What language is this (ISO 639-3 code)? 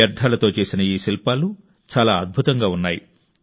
tel